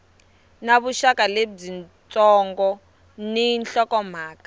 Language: Tsonga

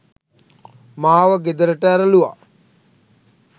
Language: Sinhala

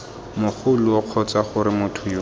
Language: Tswana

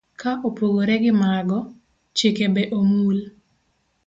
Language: Luo (Kenya and Tanzania)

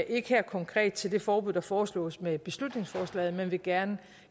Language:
Danish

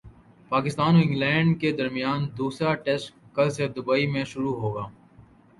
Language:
Urdu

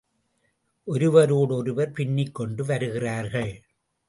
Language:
Tamil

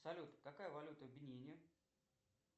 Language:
Russian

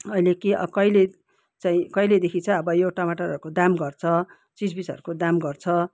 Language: Nepali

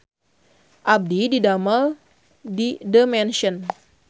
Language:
Sundanese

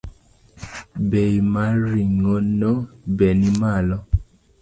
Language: Luo (Kenya and Tanzania)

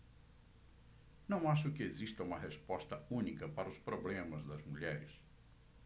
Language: Portuguese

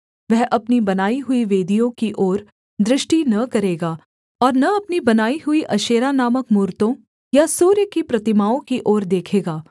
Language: Hindi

